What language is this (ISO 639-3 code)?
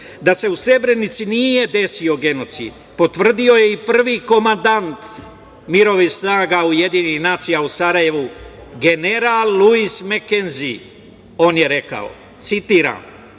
srp